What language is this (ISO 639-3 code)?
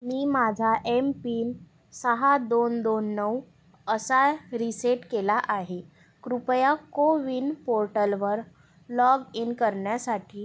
mar